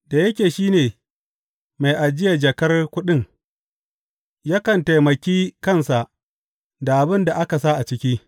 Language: Hausa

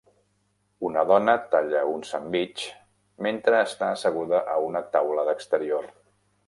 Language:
Catalan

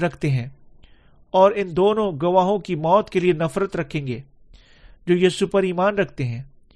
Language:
Urdu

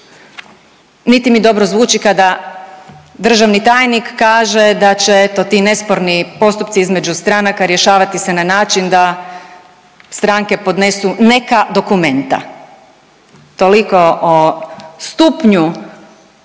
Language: Croatian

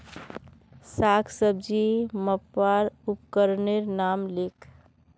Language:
Magahi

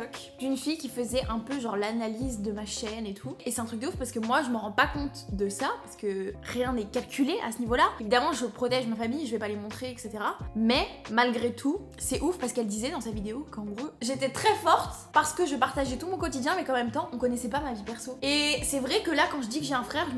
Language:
French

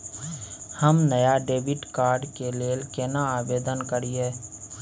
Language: Maithili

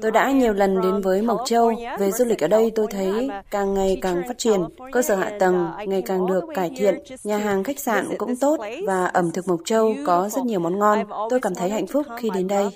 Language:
Vietnamese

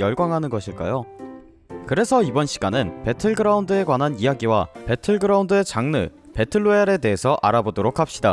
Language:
Korean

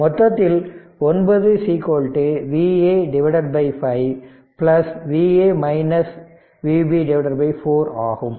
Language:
Tamil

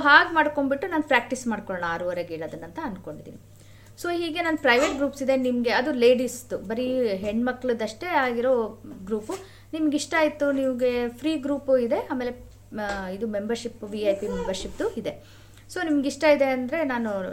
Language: Kannada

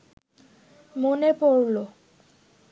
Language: Bangla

